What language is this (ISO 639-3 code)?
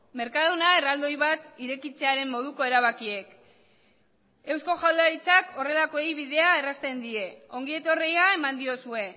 eus